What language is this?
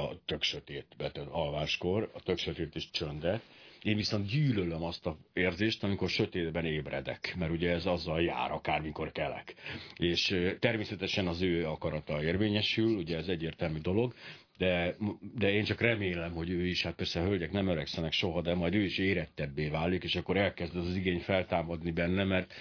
Hungarian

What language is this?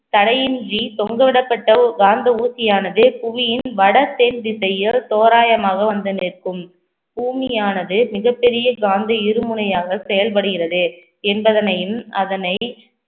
Tamil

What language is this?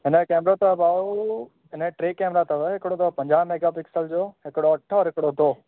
Sindhi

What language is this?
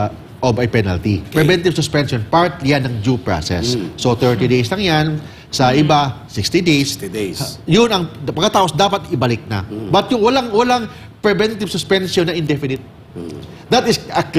Filipino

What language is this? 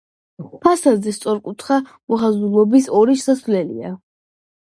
Georgian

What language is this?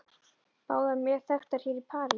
Icelandic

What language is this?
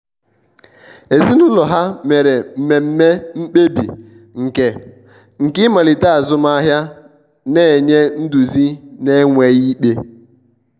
Igbo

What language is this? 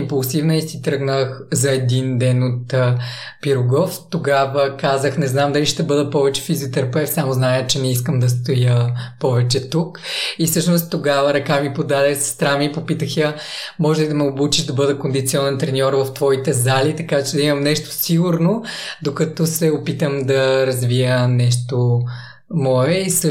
Bulgarian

